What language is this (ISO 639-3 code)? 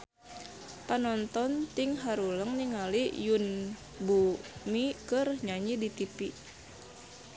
sun